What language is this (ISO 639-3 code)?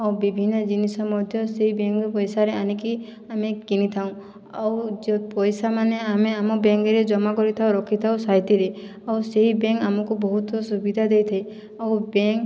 ori